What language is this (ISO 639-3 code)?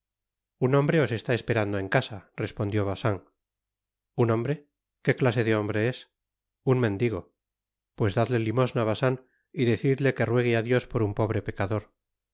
spa